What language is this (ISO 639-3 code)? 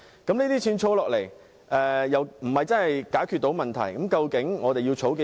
yue